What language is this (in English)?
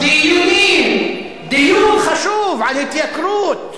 Hebrew